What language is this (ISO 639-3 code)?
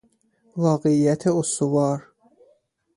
fas